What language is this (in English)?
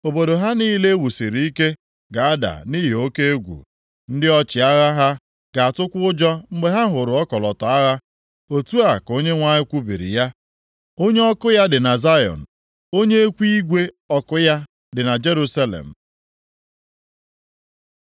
Igbo